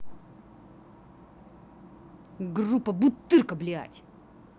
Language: Russian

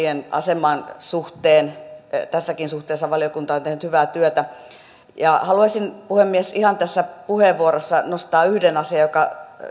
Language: Finnish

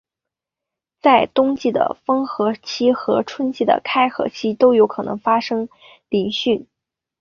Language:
Chinese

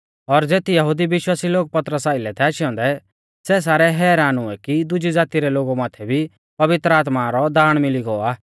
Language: Mahasu Pahari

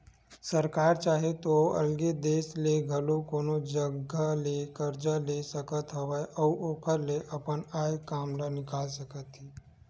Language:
Chhattisgarhi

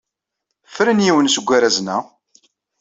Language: Kabyle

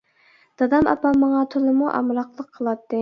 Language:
Uyghur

